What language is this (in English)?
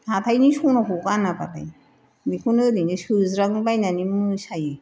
Bodo